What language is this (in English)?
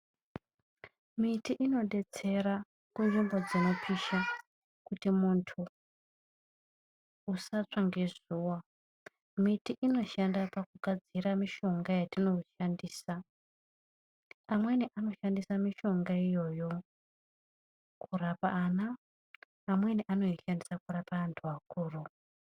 Ndau